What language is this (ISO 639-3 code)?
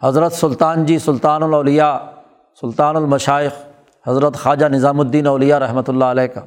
urd